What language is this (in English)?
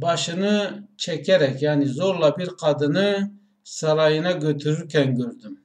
Turkish